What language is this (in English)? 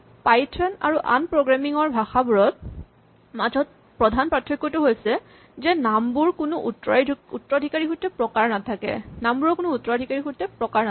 Assamese